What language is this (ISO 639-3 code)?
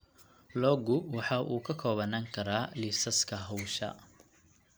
som